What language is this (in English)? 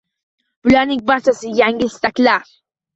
Uzbek